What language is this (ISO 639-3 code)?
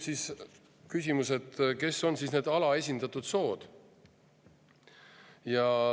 est